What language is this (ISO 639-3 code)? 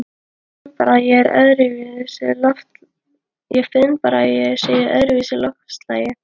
isl